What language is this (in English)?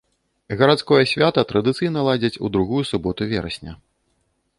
Belarusian